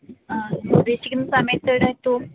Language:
Malayalam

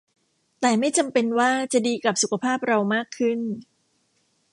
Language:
Thai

